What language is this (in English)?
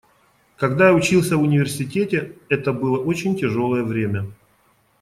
Russian